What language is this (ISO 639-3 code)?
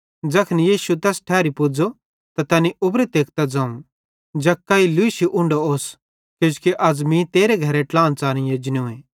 bhd